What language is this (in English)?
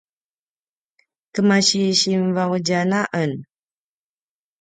Paiwan